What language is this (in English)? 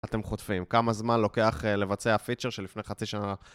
Hebrew